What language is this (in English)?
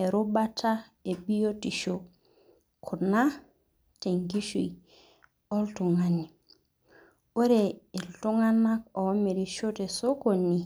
Masai